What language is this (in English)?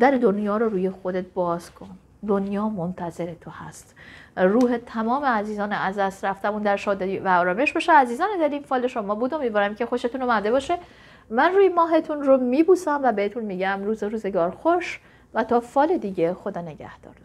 Persian